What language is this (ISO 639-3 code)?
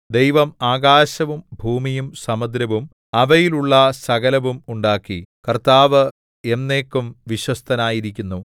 mal